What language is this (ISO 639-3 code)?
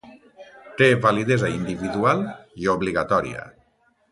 cat